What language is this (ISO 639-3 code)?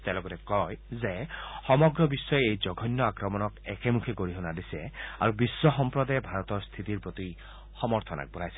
asm